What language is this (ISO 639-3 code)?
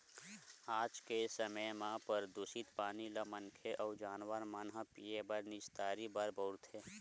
hne